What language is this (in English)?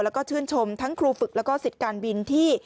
Thai